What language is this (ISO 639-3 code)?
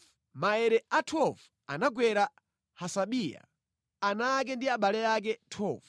nya